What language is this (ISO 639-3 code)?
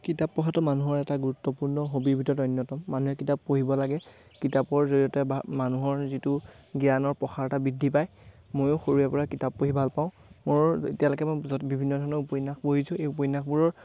asm